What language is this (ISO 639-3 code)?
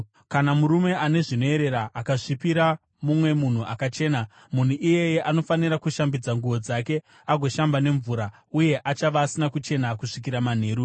sna